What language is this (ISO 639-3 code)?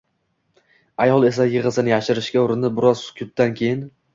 uzb